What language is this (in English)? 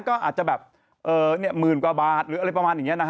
Thai